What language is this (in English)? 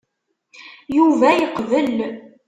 Kabyle